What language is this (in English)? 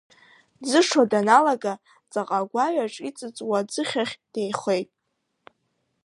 Abkhazian